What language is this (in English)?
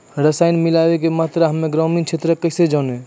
Maithili